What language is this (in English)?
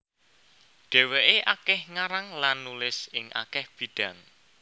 Javanese